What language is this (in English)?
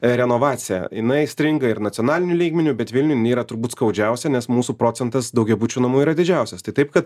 Lithuanian